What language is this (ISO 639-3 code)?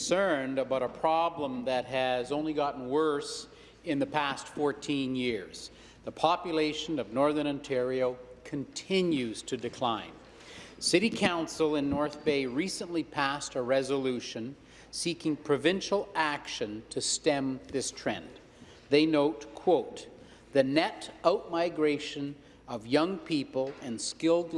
eng